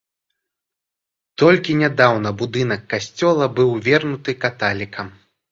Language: Belarusian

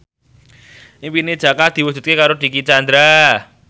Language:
Javanese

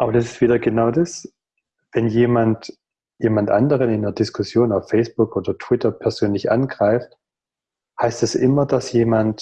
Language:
German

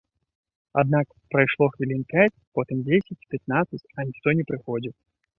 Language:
Belarusian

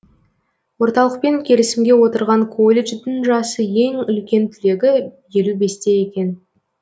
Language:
Kazakh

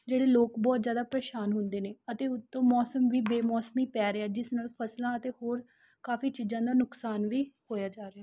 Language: Punjabi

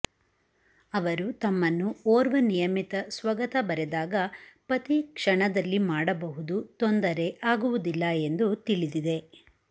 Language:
Kannada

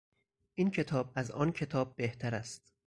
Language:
Persian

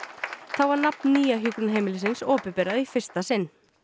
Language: Icelandic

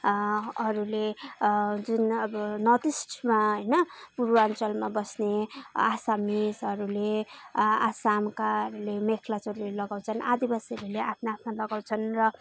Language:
Nepali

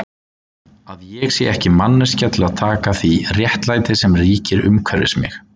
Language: Icelandic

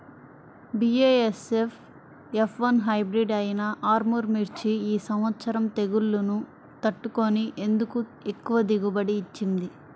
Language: Telugu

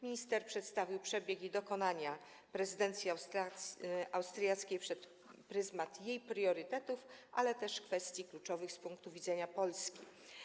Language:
Polish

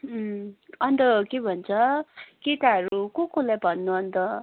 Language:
Nepali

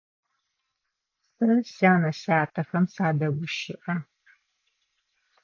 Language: Adyghe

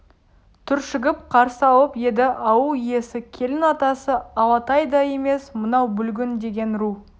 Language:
Kazakh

